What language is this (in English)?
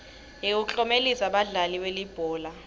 Swati